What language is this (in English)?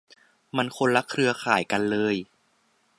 Thai